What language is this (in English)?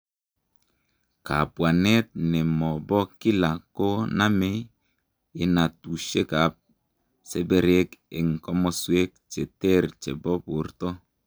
Kalenjin